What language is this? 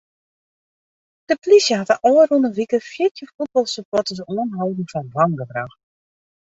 Western Frisian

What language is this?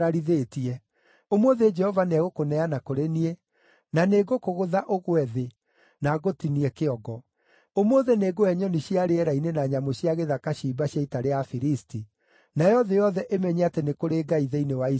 Kikuyu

